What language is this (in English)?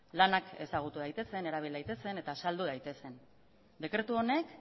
Basque